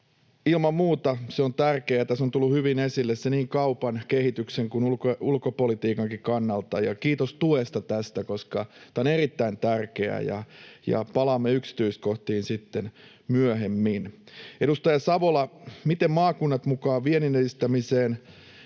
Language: Finnish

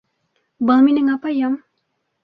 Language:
Bashkir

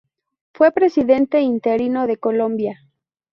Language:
Spanish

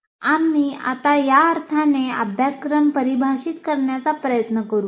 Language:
Marathi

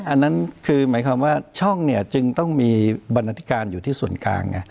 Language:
Thai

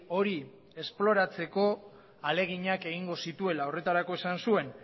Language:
Basque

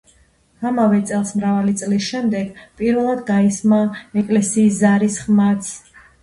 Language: Georgian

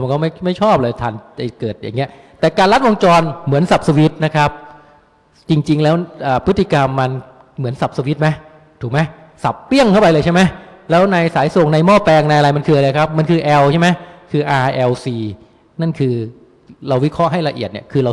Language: Thai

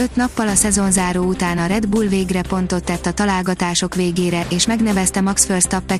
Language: Hungarian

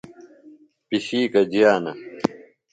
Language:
Phalura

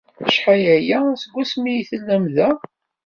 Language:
Kabyle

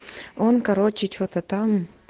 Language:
Russian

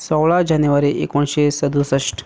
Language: Konkani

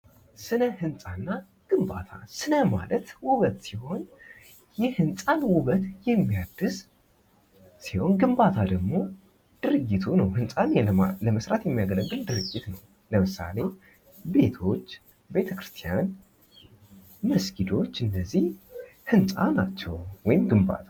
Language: Amharic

